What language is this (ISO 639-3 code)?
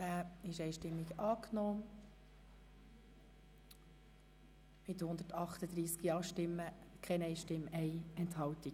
gsw